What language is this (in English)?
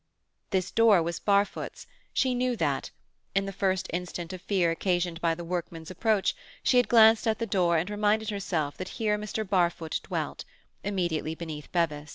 English